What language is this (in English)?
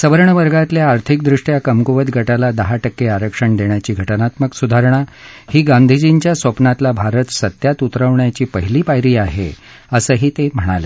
Marathi